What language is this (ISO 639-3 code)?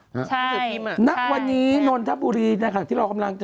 tha